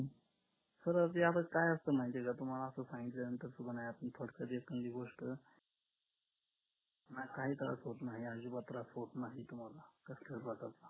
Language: Marathi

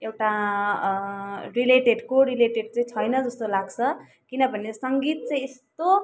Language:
Nepali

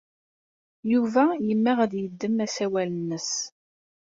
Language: Kabyle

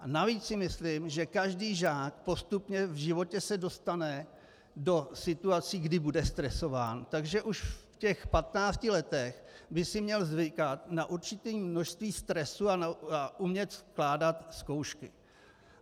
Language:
Czech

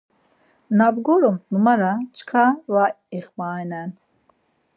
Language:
Laz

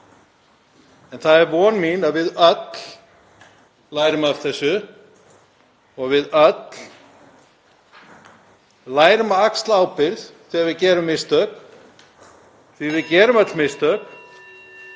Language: Icelandic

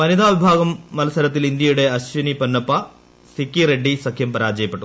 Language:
Malayalam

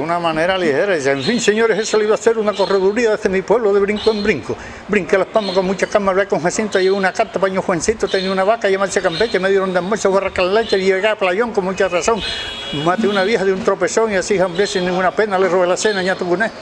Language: Spanish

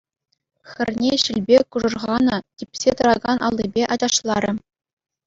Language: Chuvash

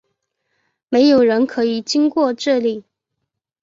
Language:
Chinese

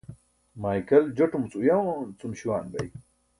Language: Burushaski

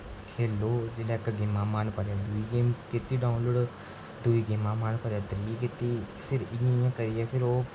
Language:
Dogri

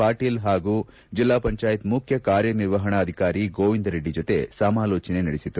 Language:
Kannada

